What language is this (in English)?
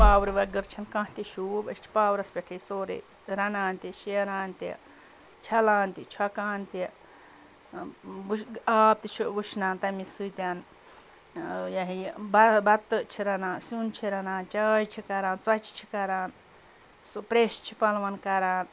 Kashmiri